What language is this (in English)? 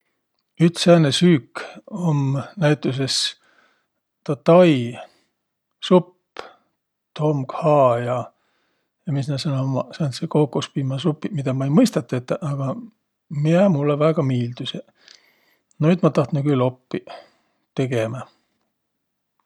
Võro